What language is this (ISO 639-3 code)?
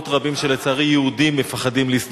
heb